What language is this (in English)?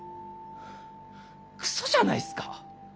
Japanese